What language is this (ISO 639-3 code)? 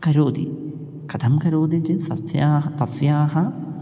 san